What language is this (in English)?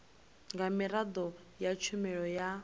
Venda